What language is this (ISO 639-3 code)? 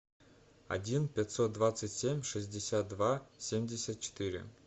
rus